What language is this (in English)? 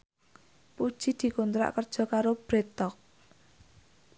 Javanese